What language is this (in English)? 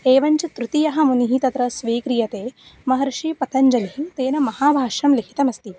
Sanskrit